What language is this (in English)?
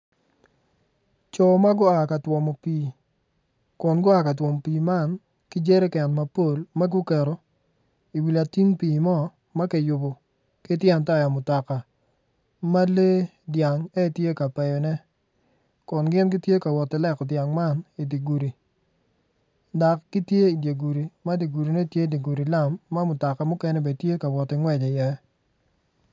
Acoli